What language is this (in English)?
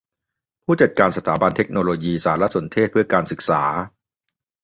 Thai